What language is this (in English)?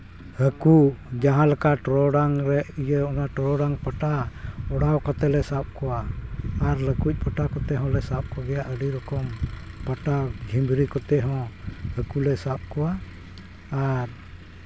Santali